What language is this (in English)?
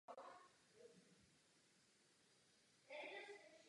Czech